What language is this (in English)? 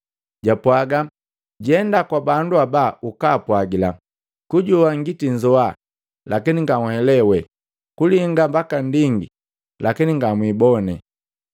Matengo